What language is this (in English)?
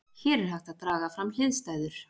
Icelandic